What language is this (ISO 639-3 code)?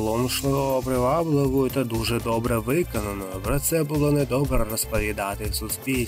ukr